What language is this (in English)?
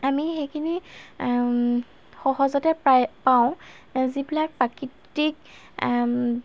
Assamese